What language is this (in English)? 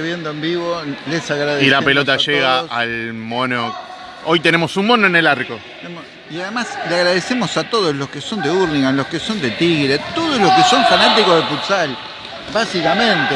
Spanish